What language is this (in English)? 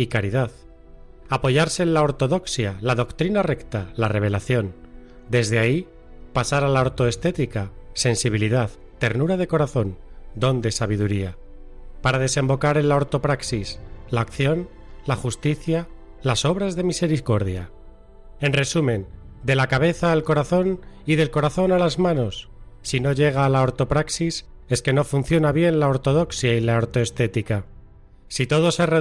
Spanish